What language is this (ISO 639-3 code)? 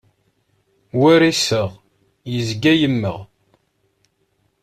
kab